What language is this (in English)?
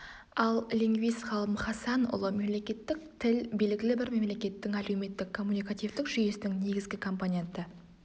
Kazakh